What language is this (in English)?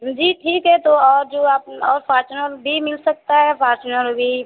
Hindi